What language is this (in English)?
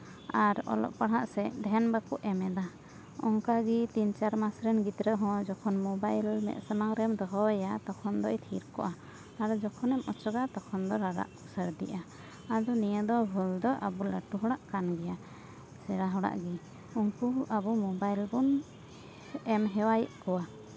Santali